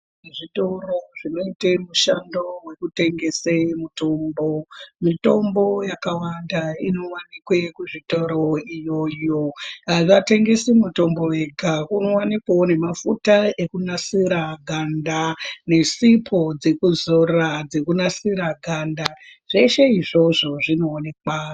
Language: Ndau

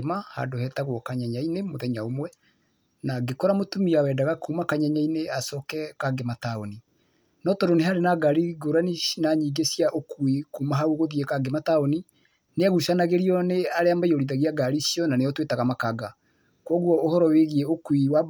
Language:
Kikuyu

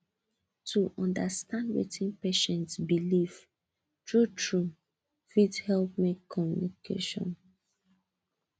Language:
Nigerian Pidgin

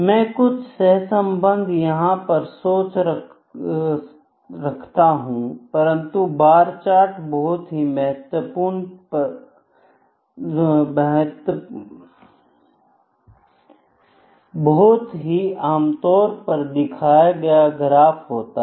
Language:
Hindi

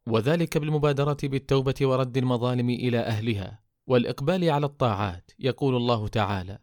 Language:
Arabic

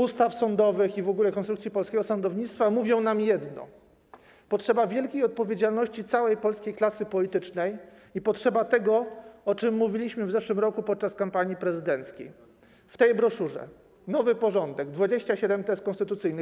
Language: Polish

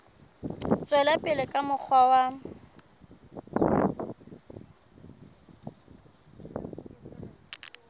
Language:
Southern Sotho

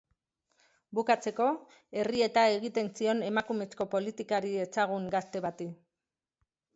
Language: Basque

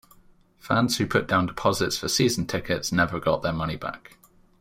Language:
English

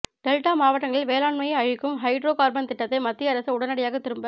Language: Tamil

